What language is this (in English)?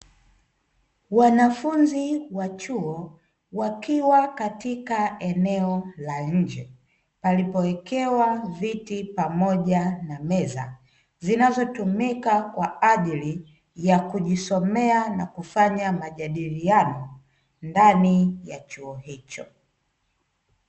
Swahili